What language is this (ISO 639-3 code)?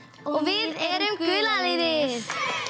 isl